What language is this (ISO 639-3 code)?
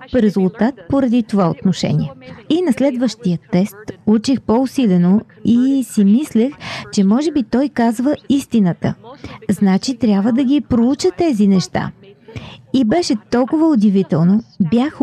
bul